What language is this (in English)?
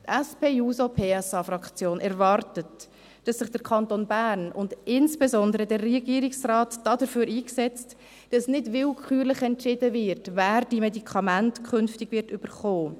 Swiss German